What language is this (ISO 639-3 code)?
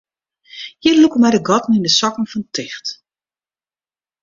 fry